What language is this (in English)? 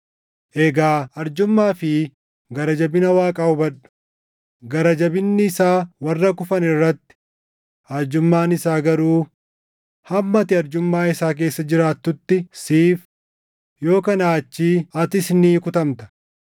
Oromo